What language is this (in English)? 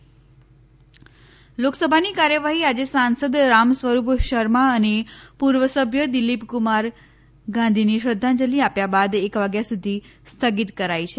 Gujarati